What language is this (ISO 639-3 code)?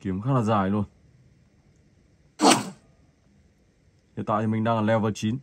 vie